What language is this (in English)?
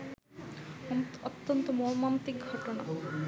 Bangla